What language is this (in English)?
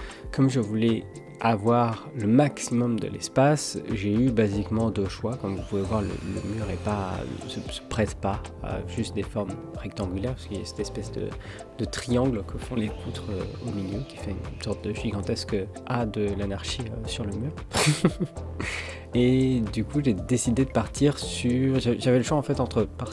French